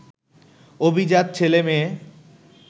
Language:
Bangla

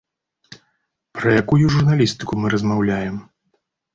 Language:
Belarusian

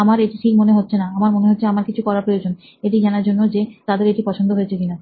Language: Bangla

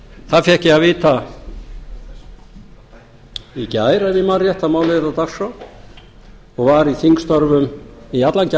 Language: Icelandic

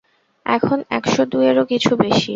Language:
Bangla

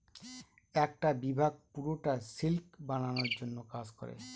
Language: Bangla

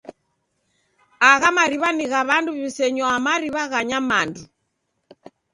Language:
Taita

